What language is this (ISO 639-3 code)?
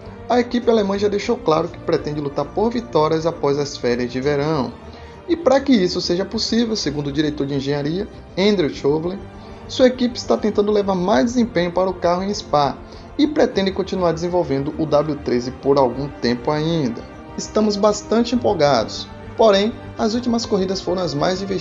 por